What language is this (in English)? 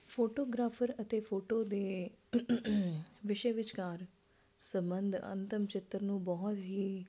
Punjabi